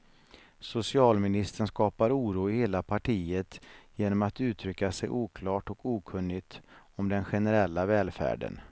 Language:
Swedish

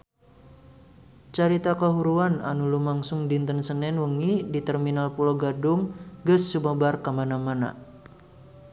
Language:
Sundanese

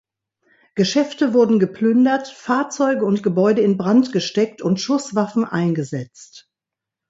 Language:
German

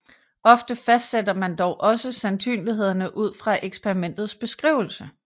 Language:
Danish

